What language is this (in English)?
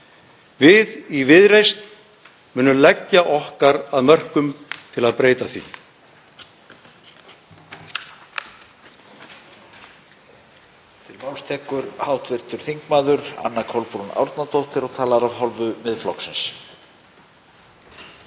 Icelandic